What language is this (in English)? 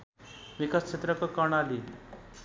Nepali